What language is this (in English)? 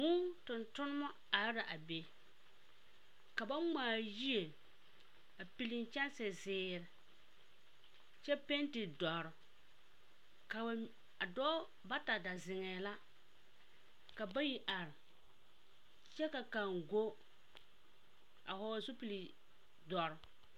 Southern Dagaare